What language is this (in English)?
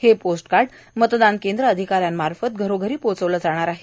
Marathi